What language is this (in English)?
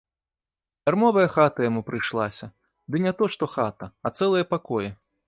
Belarusian